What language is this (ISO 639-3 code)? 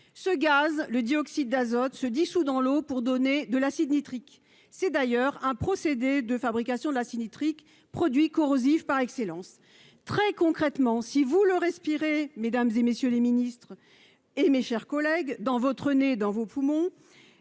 fra